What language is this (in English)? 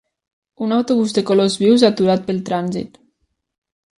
Catalan